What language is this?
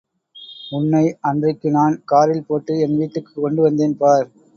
Tamil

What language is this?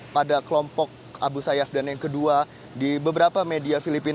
Indonesian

